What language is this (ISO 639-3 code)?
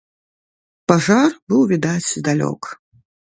bel